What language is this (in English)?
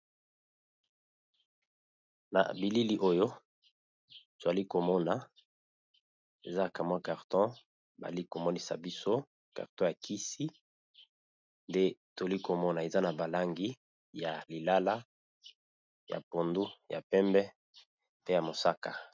Lingala